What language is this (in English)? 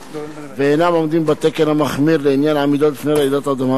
Hebrew